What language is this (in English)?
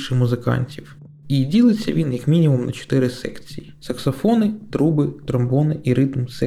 Ukrainian